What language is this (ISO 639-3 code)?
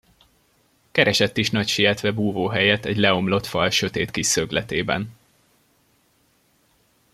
hun